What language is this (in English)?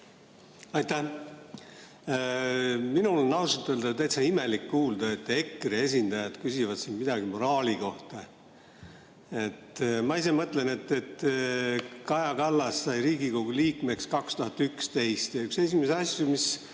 Estonian